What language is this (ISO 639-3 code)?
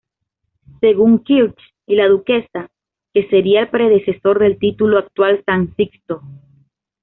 spa